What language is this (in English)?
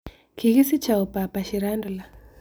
Kalenjin